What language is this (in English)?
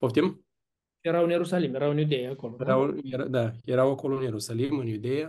Romanian